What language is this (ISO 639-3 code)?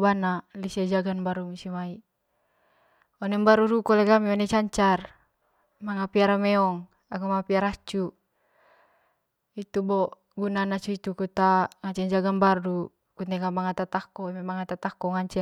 mqy